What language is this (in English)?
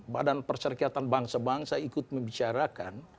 Indonesian